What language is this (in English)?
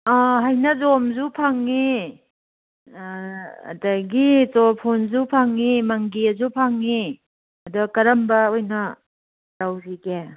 Manipuri